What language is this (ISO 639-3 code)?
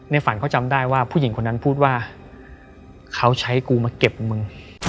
tha